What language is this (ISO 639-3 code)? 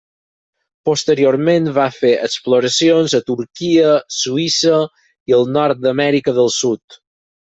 cat